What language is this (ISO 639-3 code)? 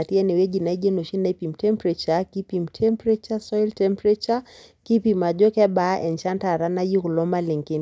mas